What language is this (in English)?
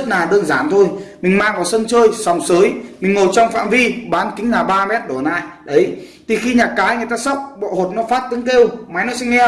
Vietnamese